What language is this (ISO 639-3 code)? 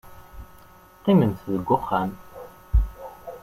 kab